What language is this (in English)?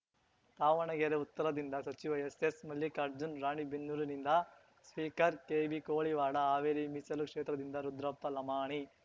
Kannada